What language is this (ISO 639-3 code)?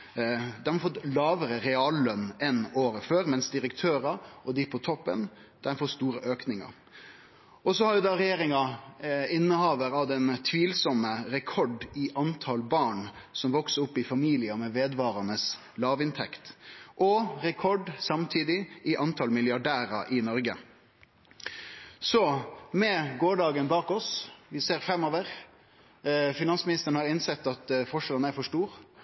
nno